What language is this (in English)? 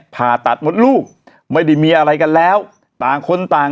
Thai